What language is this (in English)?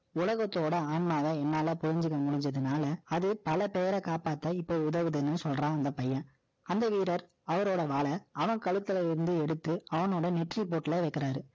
Tamil